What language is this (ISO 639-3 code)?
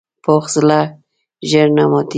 pus